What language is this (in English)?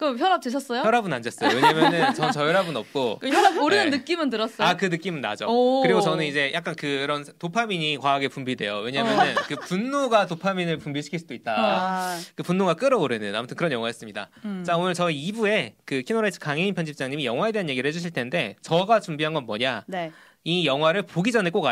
Korean